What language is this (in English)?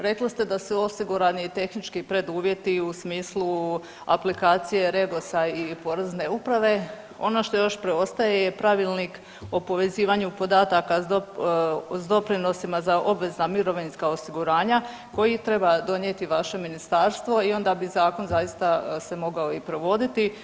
Croatian